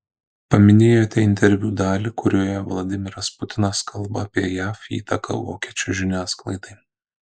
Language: Lithuanian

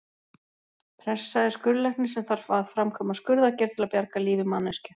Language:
Icelandic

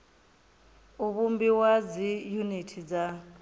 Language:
Venda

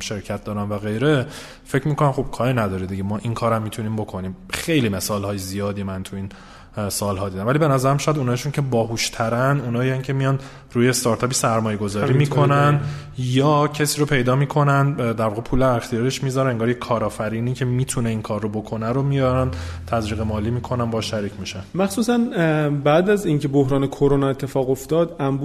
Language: Persian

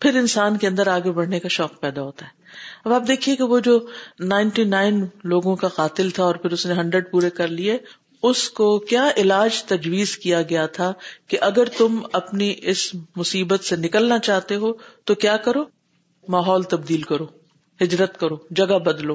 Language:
Urdu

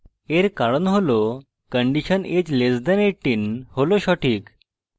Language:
Bangla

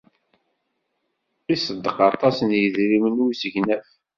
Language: Kabyle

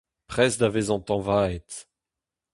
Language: Breton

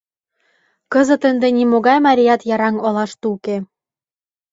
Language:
Mari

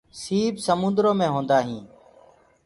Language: Gurgula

